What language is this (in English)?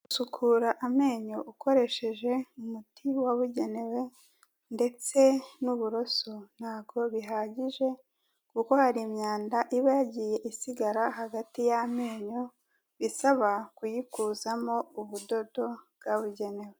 Kinyarwanda